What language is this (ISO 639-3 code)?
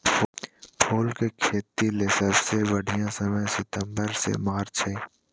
mag